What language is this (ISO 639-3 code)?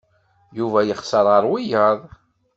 kab